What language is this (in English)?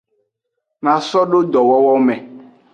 Aja (Benin)